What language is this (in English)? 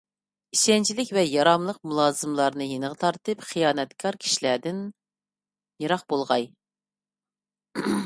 Uyghur